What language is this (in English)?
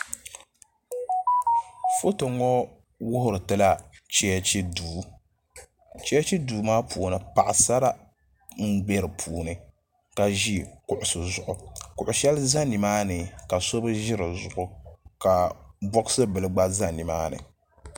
Dagbani